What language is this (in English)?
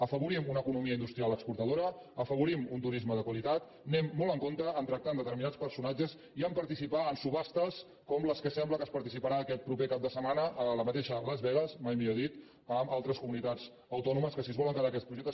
Catalan